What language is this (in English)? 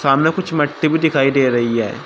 Hindi